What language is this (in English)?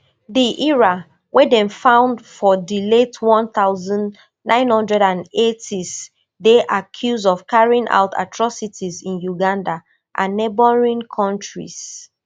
Nigerian Pidgin